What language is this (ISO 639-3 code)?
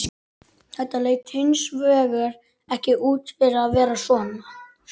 isl